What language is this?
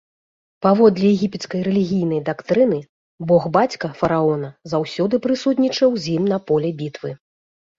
Belarusian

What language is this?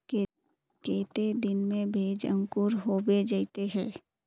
Magahi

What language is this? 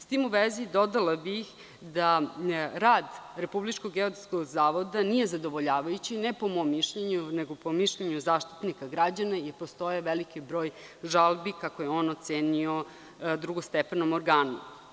Serbian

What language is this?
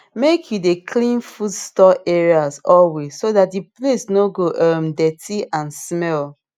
Nigerian Pidgin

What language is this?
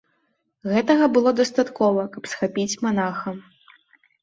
Belarusian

